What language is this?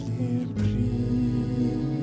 Icelandic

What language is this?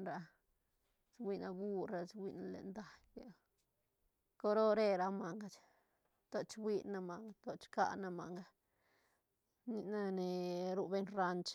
Santa Catarina Albarradas Zapotec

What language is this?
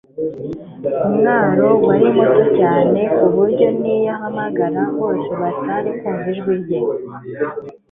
Kinyarwanda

